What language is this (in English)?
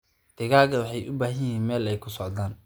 Somali